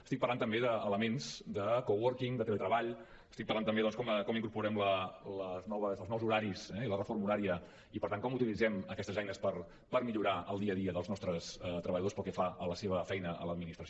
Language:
Catalan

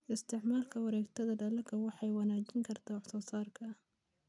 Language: Somali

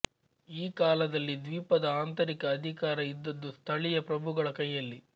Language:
Kannada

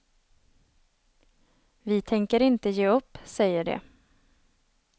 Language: Swedish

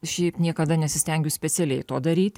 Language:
Lithuanian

